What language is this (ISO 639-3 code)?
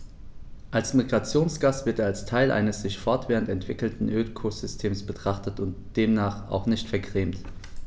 deu